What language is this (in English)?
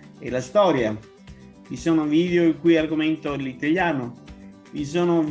Italian